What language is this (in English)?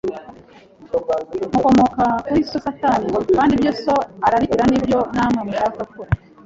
Kinyarwanda